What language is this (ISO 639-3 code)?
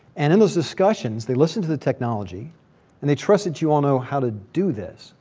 eng